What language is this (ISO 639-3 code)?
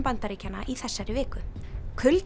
isl